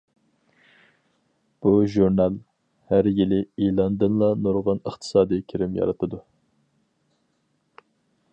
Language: Uyghur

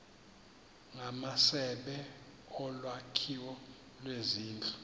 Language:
Xhosa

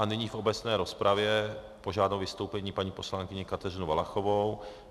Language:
Czech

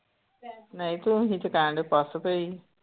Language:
Punjabi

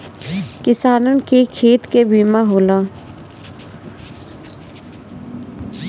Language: Bhojpuri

